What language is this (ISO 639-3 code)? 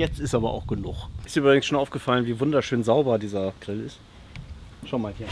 deu